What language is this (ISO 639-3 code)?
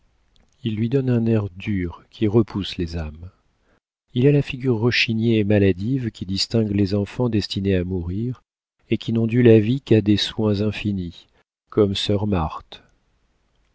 fra